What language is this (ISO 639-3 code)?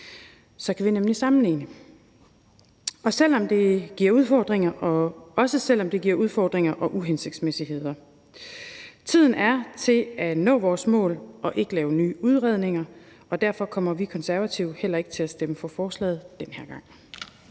dan